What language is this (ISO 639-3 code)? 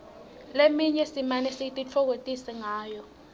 ssw